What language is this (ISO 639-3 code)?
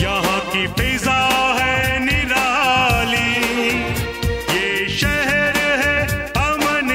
ron